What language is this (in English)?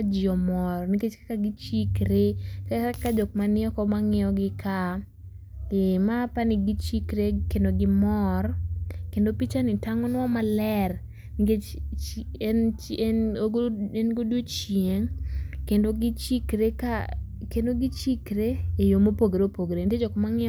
Luo (Kenya and Tanzania)